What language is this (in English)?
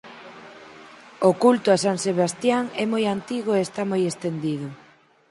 Galician